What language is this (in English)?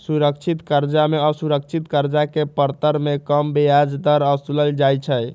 Magahi